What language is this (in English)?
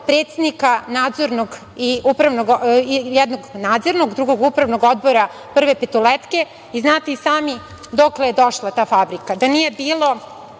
Serbian